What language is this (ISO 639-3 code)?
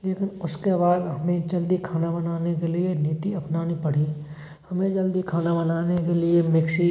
hin